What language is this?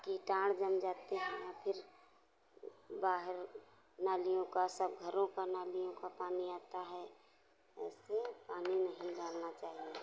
Hindi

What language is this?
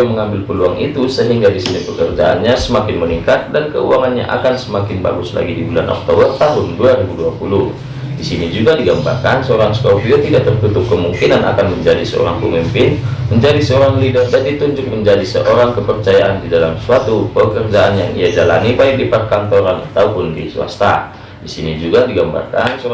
Indonesian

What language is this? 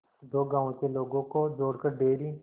Hindi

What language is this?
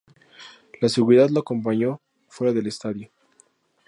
Spanish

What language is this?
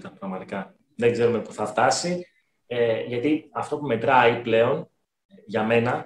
Greek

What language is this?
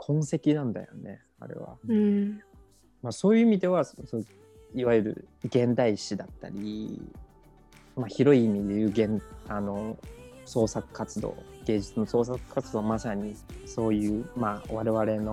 Japanese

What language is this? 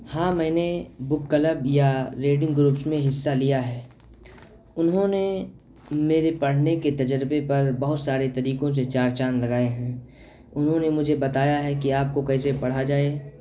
Urdu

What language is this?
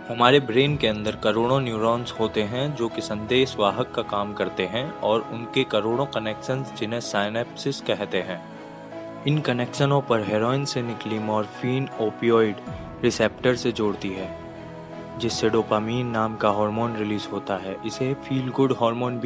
Hindi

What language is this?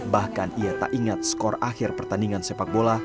Indonesian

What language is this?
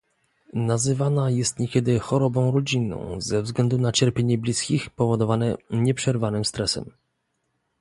Polish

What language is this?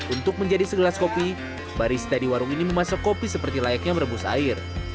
Indonesian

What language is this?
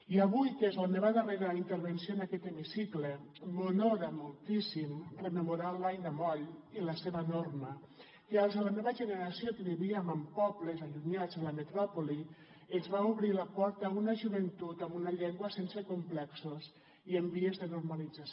Catalan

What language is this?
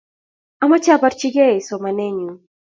Kalenjin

